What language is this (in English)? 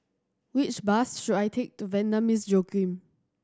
English